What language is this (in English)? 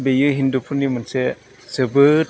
Bodo